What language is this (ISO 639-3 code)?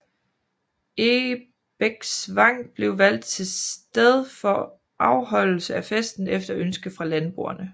dan